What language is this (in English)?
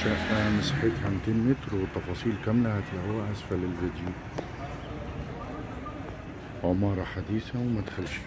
Arabic